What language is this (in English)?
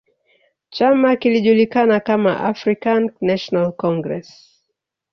Swahili